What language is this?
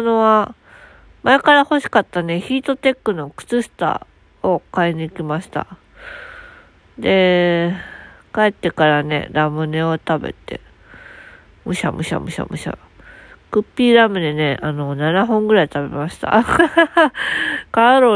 Japanese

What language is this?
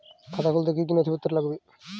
Bangla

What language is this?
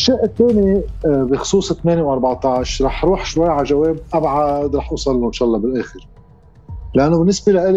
Arabic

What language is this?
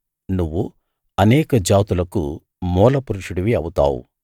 Telugu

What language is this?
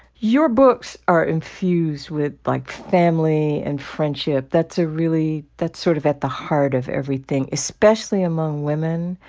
English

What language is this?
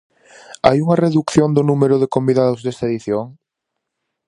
Galician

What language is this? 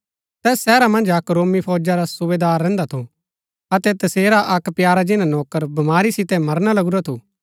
Gaddi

